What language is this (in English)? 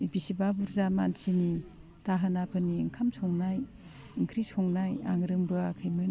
Bodo